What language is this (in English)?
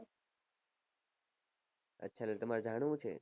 Gujarati